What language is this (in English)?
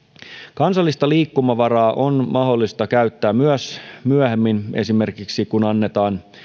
Finnish